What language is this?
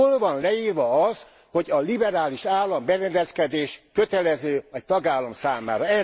Hungarian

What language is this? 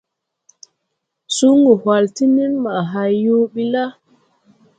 Tupuri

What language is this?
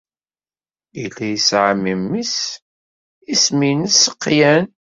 Kabyle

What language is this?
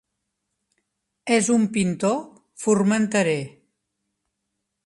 Catalan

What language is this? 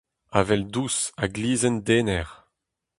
Breton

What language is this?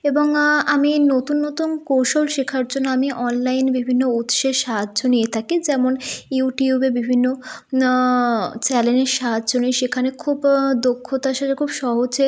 Bangla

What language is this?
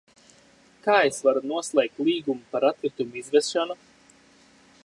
Latvian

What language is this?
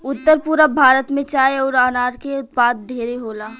Bhojpuri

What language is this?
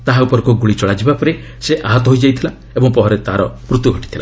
Odia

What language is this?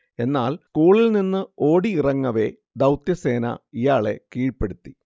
Malayalam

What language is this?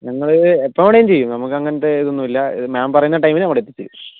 Malayalam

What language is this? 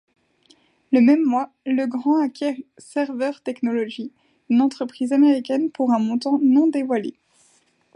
French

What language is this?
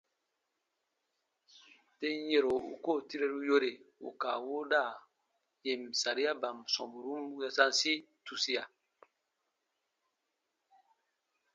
Baatonum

